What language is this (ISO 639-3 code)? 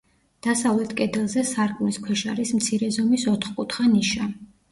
kat